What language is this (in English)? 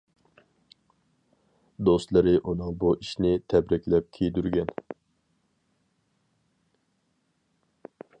Uyghur